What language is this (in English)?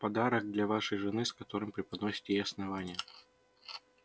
Russian